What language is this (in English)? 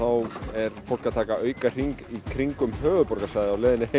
Icelandic